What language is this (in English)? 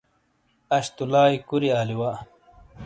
Shina